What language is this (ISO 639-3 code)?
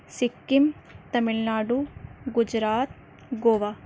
urd